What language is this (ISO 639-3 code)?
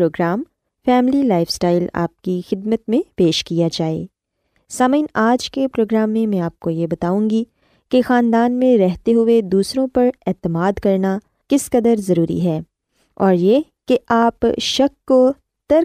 urd